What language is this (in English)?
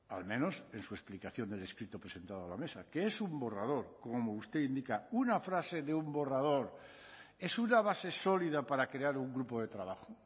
Spanish